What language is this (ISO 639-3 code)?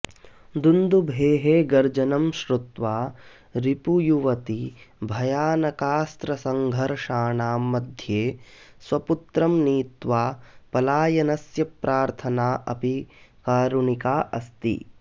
san